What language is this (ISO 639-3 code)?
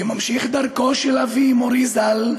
heb